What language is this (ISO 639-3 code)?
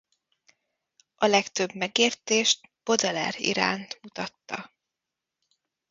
hun